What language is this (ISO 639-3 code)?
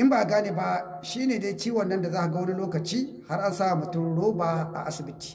hau